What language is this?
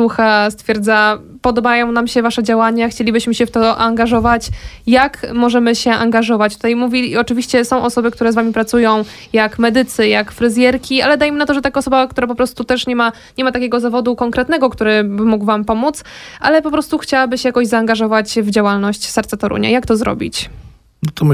Polish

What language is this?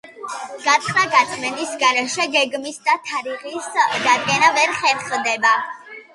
Georgian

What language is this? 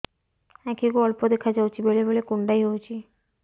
Odia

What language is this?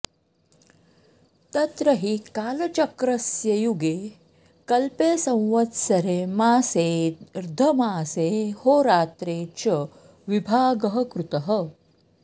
Sanskrit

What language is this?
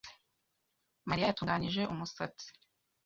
Kinyarwanda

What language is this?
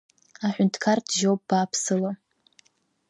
Abkhazian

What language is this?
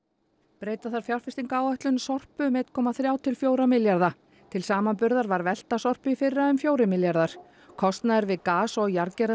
Icelandic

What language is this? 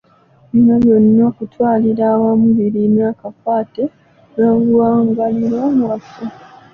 Ganda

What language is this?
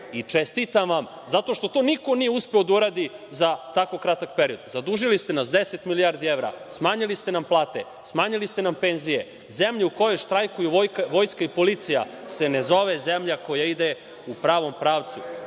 Serbian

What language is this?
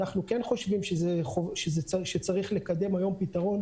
Hebrew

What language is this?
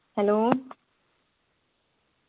Malayalam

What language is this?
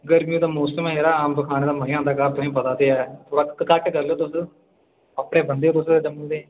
Dogri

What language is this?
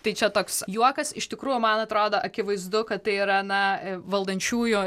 Lithuanian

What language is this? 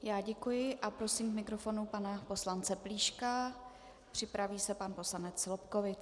Czech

